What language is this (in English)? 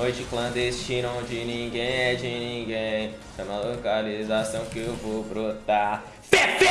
Portuguese